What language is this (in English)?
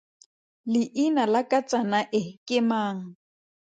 Tswana